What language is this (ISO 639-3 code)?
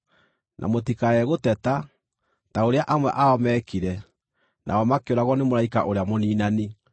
kik